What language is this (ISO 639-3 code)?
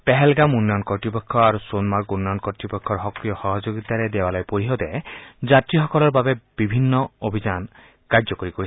asm